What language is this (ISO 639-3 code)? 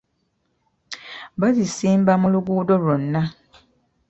lug